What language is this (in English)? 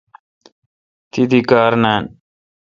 Kalkoti